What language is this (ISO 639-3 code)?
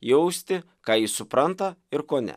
lit